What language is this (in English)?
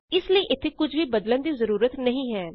Punjabi